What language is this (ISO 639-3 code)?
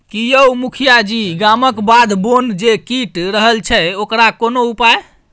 mai